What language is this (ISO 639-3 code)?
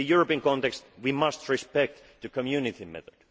eng